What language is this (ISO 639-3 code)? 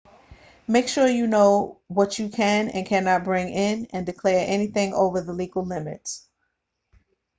eng